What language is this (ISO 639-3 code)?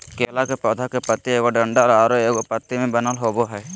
mag